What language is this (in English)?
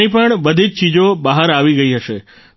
Gujarati